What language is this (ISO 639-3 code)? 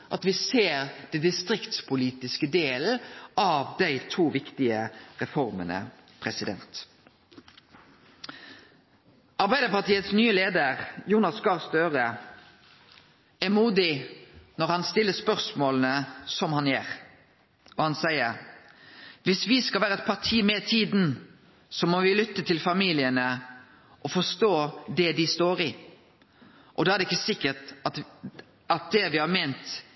nno